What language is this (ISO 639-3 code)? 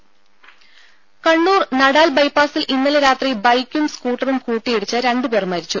mal